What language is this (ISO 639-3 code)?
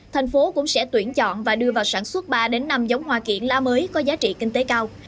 vie